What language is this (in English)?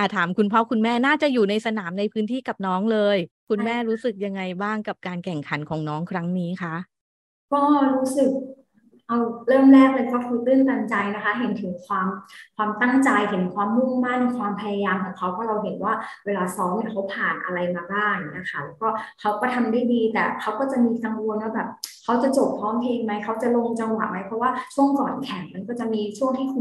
Thai